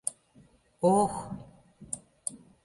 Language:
Mari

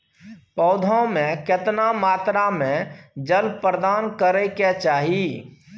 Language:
Maithili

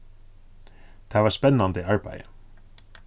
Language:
Faroese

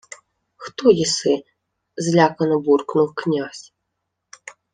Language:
Ukrainian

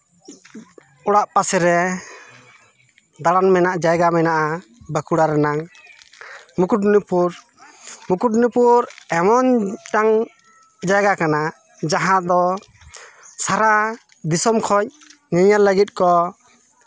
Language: Santali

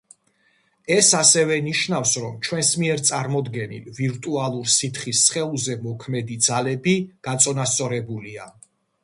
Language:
Georgian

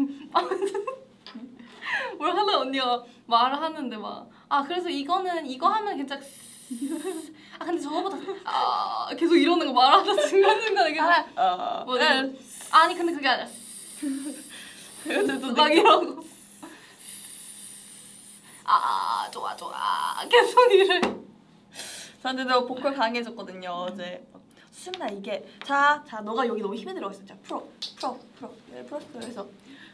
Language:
Korean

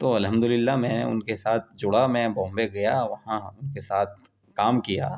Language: Urdu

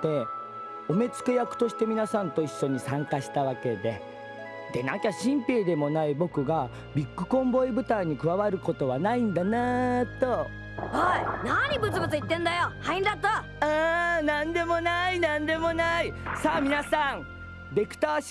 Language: Japanese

